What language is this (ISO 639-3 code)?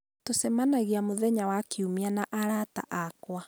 kik